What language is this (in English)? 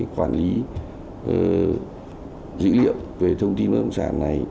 Vietnamese